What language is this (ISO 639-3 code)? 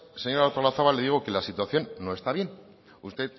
spa